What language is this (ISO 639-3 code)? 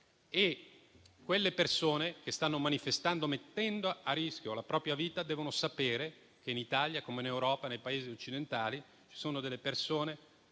ita